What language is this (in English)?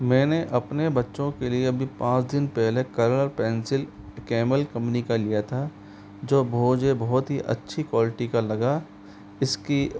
Hindi